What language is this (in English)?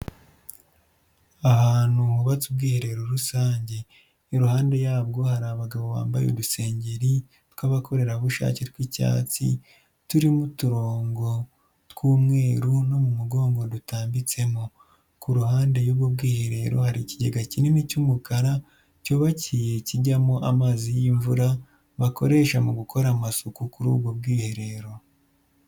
Kinyarwanda